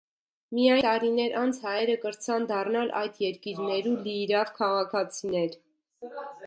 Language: Armenian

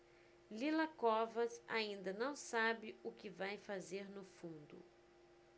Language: Portuguese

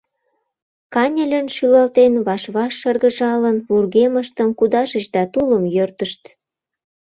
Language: Mari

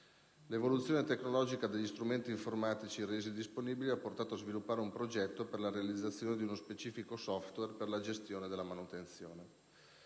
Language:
Italian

